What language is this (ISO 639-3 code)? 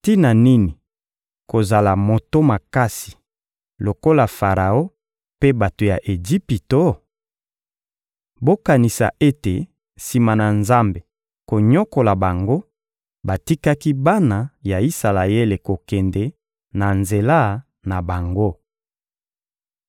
lin